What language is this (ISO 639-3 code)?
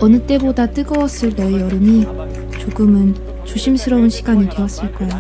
kor